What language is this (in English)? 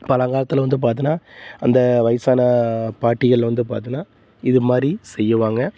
Tamil